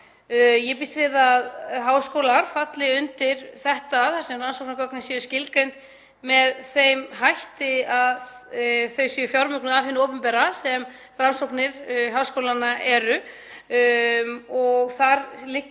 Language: Icelandic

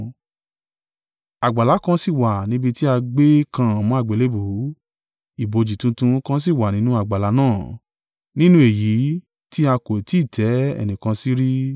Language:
Yoruba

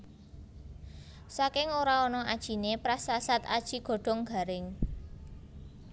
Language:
Javanese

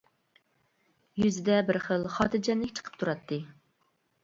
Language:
Uyghur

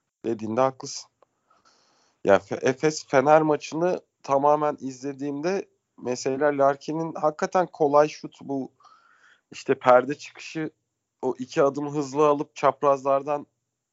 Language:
Turkish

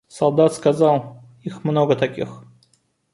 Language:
Russian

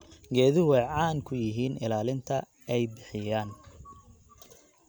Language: Somali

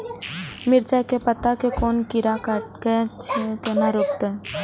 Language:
Maithili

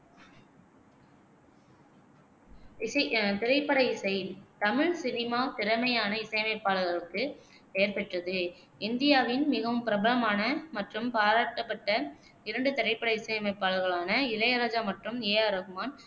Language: Tamil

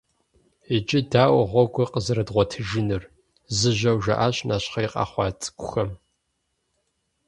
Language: Kabardian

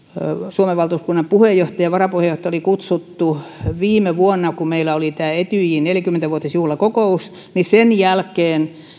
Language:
Finnish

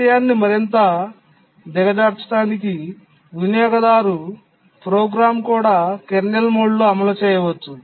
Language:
Telugu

